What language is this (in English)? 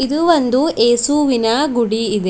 Kannada